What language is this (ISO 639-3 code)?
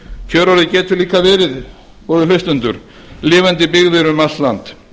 isl